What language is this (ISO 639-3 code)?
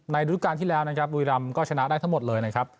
tha